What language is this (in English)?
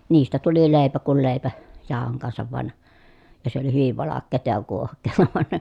Finnish